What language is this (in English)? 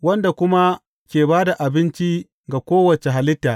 Hausa